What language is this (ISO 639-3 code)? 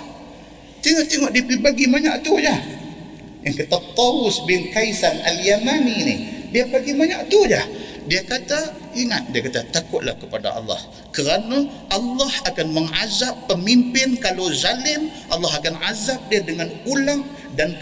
msa